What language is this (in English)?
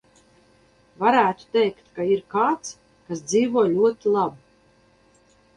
Latvian